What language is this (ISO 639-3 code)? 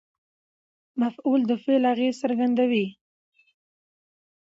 pus